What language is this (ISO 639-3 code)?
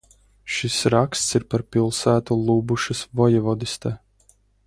lav